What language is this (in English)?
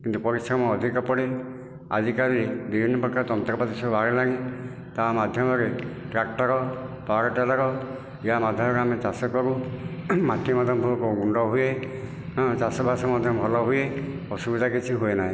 Odia